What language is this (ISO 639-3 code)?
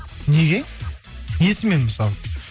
kaz